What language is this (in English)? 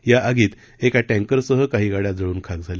Marathi